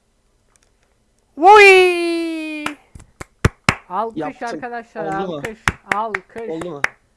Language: Turkish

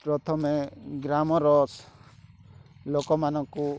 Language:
Odia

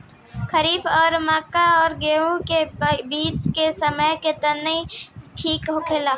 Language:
Bhojpuri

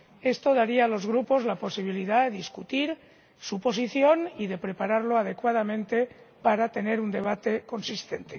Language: Spanish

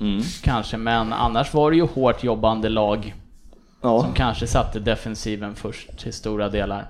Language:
Swedish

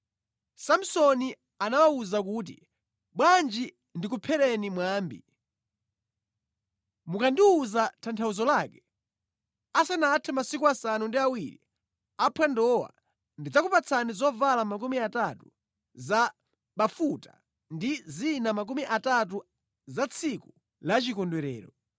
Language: Nyanja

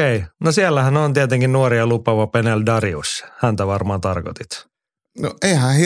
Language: Finnish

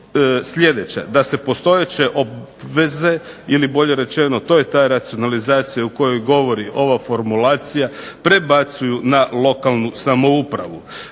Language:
Croatian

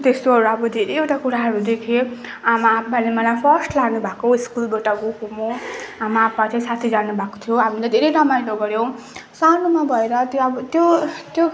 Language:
Nepali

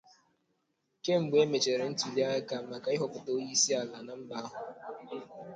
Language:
Igbo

